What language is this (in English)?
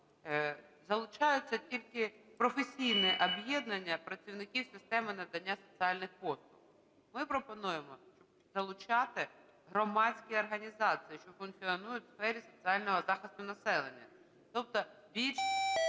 Ukrainian